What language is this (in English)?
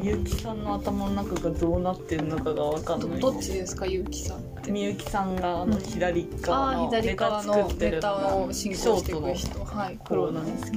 Japanese